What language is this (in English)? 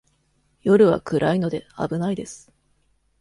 Japanese